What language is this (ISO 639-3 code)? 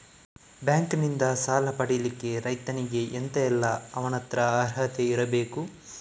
kan